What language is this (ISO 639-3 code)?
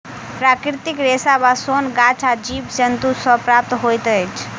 mai